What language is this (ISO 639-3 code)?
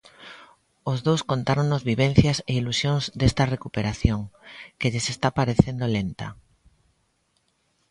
glg